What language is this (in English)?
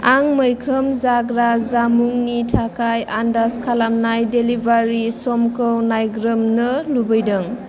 Bodo